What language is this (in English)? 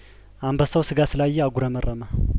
Amharic